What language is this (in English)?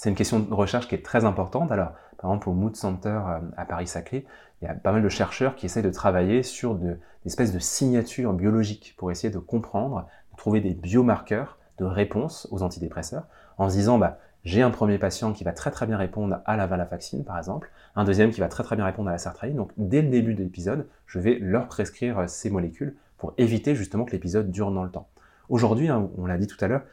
French